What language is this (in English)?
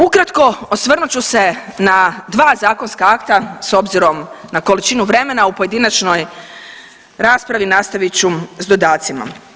Croatian